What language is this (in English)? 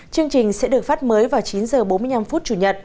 Vietnamese